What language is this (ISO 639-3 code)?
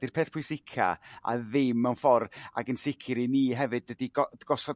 cym